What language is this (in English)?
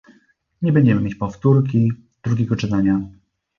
Polish